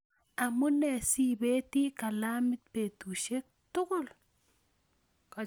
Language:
Kalenjin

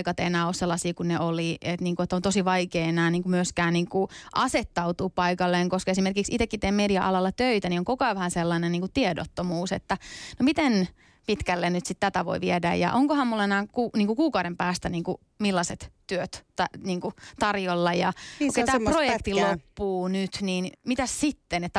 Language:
Finnish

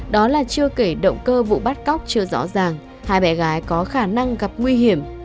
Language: Vietnamese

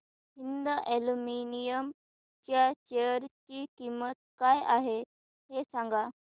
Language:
Marathi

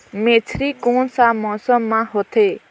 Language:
Chhattisgarhi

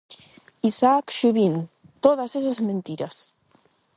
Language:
Galician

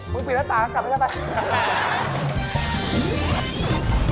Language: Thai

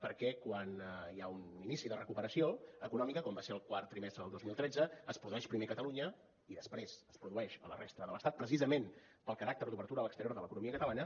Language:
Catalan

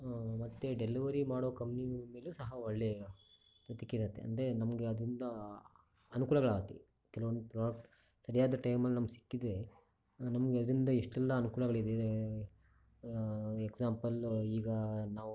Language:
Kannada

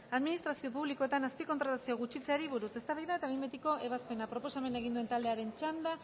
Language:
Basque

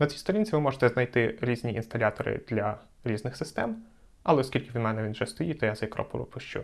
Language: Ukrainian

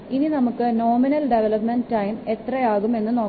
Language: Malayalam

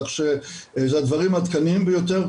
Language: Hebrew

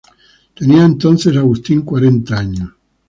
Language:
Spanish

